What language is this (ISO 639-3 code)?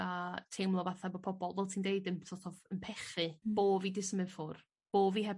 cym